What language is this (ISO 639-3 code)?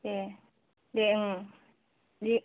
brx